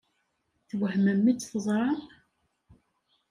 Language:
Kabyle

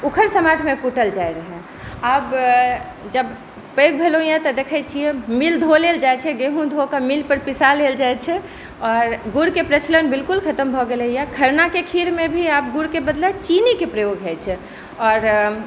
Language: Maithili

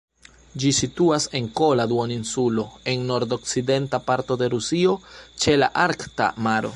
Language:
Esperanto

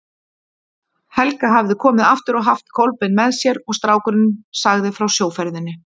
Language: Icelandic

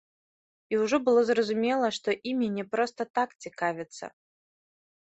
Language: Belarusian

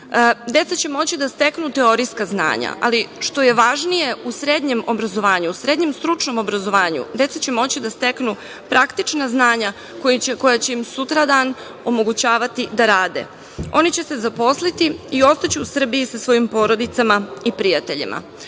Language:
Serbian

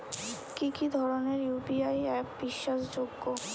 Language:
Bangla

